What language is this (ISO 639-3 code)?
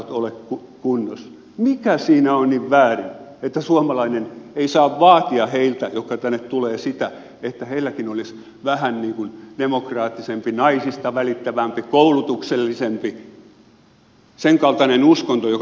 fin